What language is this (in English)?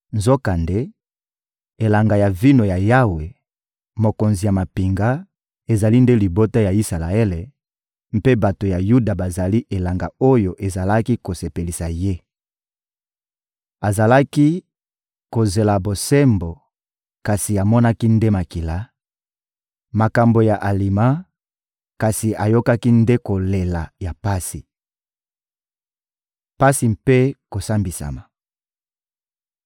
Lingala